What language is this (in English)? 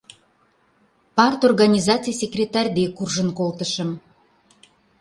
Mari